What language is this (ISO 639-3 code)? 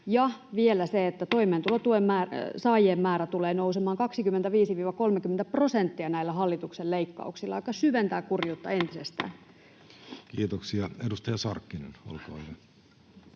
fin